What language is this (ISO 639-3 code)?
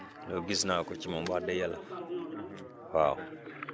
wol